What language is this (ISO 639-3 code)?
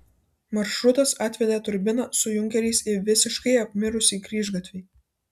lit